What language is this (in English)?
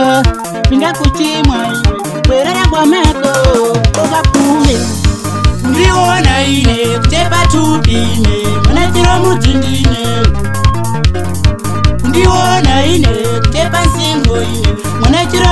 Romanian